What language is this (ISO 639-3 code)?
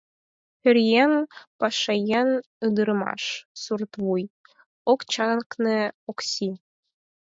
chm